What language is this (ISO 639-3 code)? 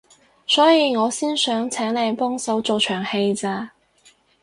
yue